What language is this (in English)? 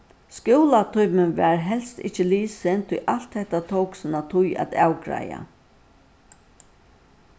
Faroese